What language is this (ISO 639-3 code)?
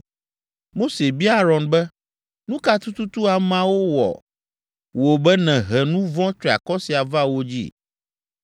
ewe